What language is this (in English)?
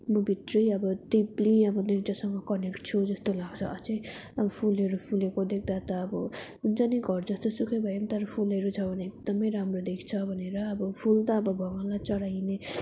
Nepali